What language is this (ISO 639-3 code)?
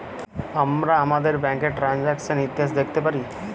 ben